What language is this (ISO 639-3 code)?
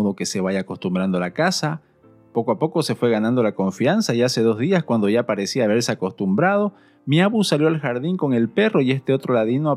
spa